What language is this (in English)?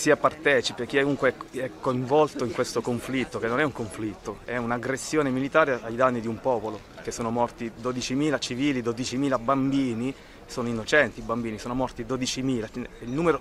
Italian